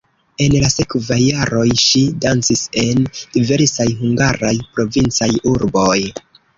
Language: Esperanto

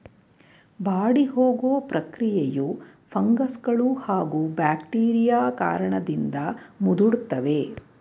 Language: Kannada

